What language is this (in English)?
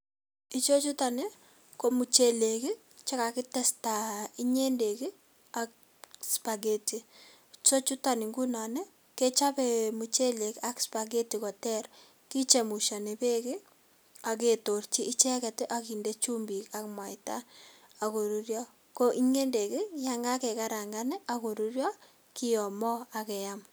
Kalenjin